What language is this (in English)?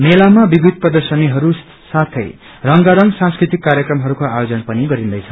Nepali